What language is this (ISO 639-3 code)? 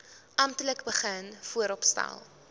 afr